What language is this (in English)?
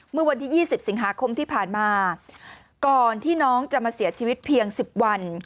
Thai